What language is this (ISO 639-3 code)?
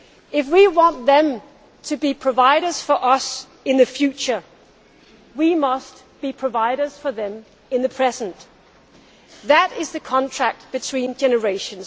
eng